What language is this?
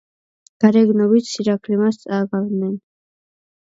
Georgian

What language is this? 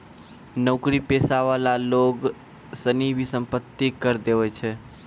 Maithili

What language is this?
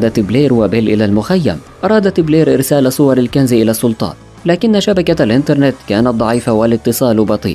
Arabic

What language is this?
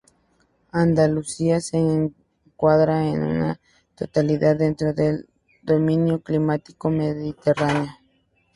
Spanish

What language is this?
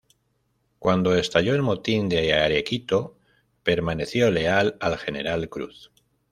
Spanish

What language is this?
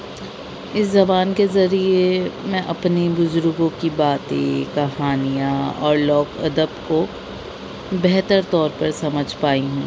Urdu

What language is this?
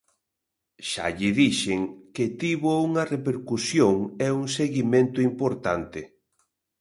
Galician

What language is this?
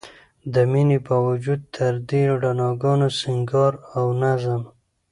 Pashto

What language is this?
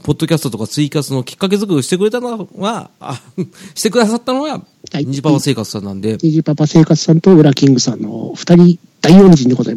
Japanese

